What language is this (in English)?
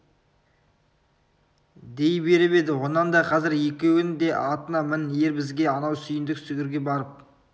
Kazakh